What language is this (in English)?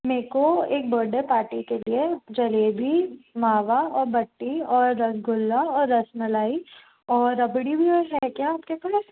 Hindi